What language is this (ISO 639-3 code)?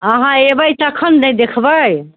mai